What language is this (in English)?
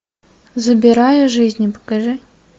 Russian